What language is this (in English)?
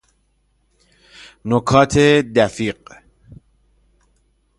Persian